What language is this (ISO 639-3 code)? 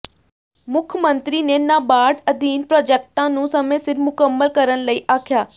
pan